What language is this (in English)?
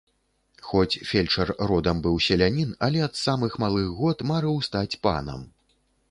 Belarusian